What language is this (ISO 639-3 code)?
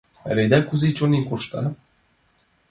chm